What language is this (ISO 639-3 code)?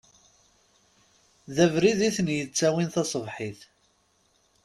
kab